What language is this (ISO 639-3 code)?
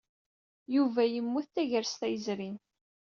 kab